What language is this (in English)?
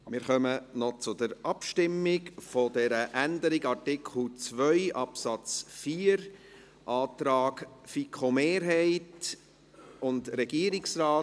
Swiss German